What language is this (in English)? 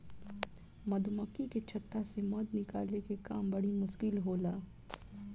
Bhojpuri